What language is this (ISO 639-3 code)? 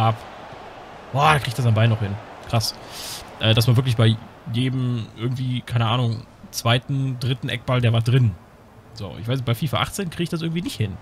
deu